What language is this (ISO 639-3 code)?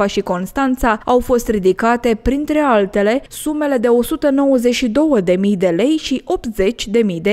ron